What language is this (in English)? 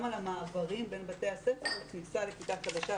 Hebrew